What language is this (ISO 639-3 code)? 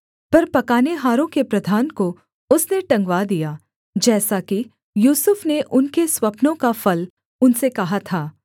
hin